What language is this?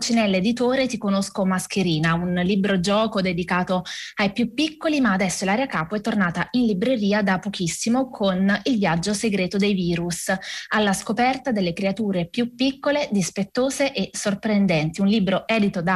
Italian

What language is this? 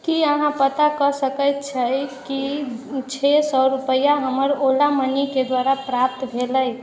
Maithili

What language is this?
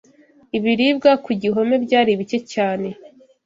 Kinyarwanda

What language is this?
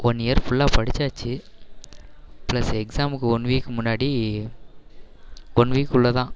Tamil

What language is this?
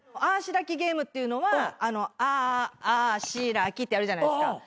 Japanese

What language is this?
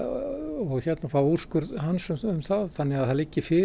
Icelandic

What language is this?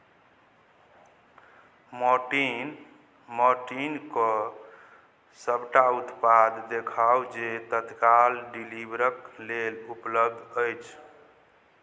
Maithili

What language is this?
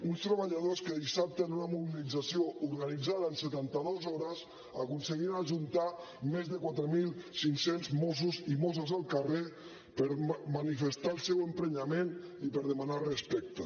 Catalan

